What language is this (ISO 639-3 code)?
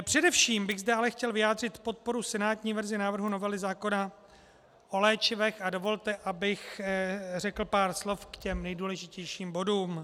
ces